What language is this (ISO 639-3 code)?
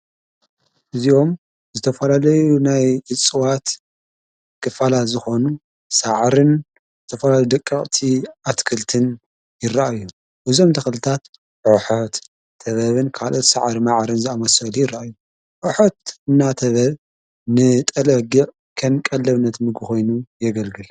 tir